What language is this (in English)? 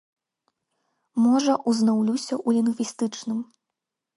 Belarusian